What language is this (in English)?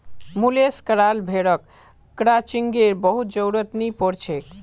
Magahi